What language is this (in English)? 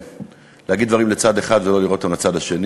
Hebrew